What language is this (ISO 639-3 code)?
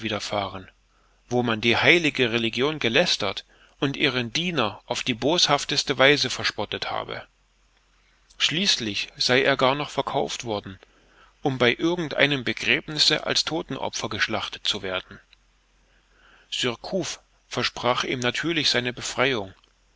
deu